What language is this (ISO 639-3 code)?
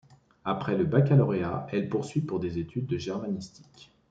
fra